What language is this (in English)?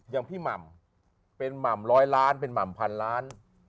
Thai